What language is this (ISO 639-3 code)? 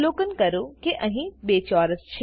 guj